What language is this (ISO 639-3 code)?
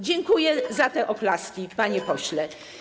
pol